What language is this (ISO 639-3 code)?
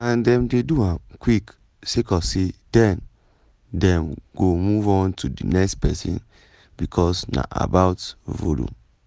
pcm